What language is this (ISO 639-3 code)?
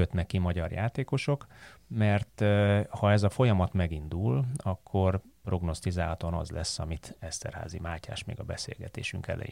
hun